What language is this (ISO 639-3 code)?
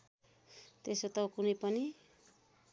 nep